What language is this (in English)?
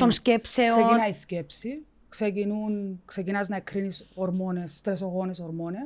Greek